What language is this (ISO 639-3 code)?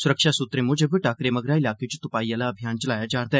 doi